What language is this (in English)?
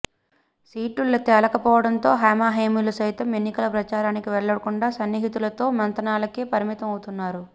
Telugu